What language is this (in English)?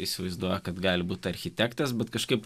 Lithuanian